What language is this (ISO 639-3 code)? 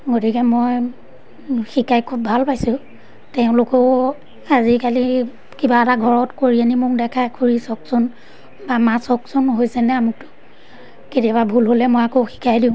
asm